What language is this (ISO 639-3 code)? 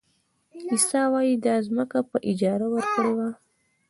pus